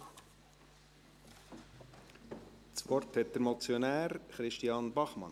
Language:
Swiss German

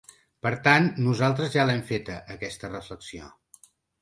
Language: Catalan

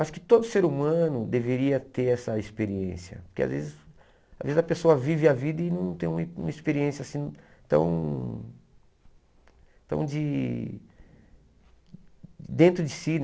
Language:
Portuguese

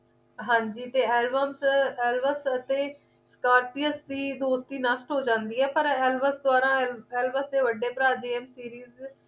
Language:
Punjabi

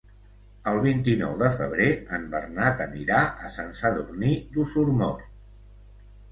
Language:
Catalan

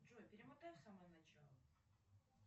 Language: Russian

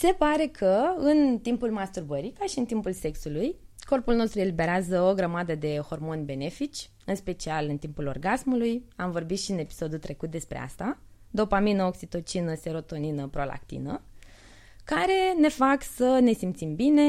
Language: Romanian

